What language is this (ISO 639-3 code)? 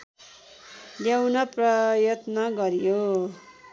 nep